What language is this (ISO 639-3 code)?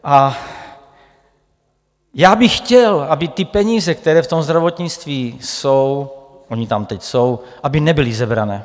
ces